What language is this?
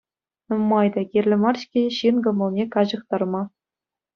Chuvash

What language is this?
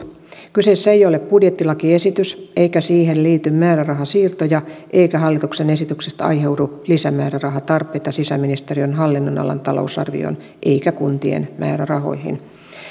Finnish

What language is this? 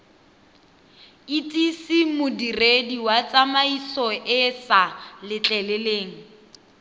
Tswana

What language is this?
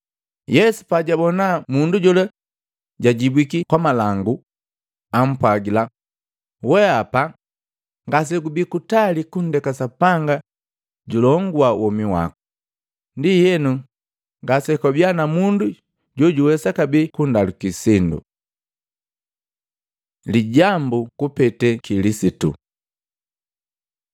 Matengo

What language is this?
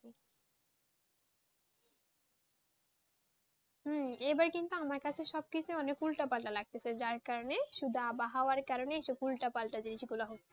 Bangla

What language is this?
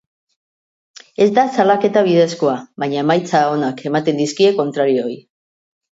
Basque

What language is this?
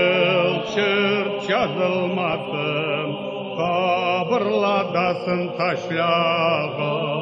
Turkish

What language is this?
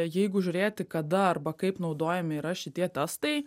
Lithuanian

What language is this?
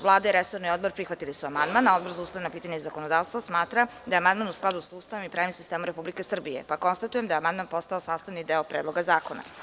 Serbian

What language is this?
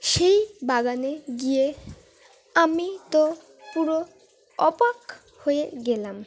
Bangla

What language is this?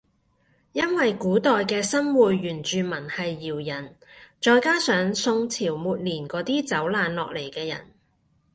Cantonese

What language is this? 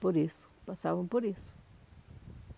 Portuguese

